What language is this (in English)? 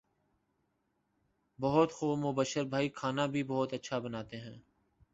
Urdu